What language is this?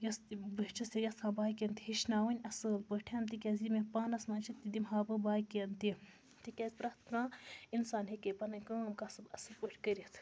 Kashmiri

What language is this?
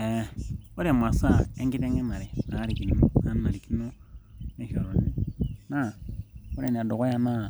Masai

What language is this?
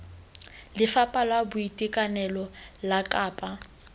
Tswana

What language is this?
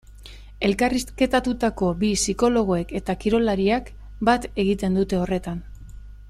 Basque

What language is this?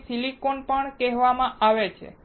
Gujarati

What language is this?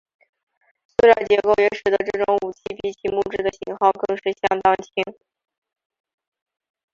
Chinese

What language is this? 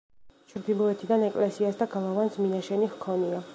Georgian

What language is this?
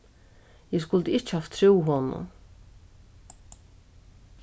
Faroese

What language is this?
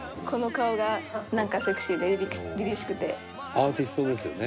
Japanese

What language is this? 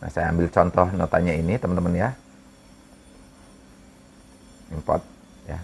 Indonesian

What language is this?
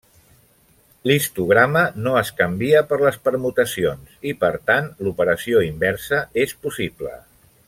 Catalan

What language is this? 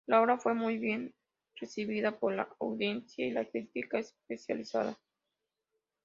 Spanish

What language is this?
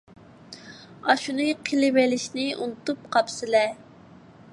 Uyghur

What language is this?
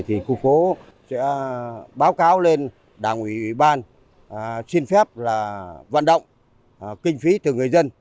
Vietnamese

